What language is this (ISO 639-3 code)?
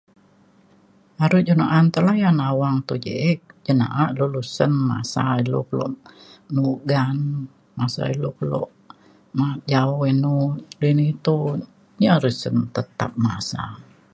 xkl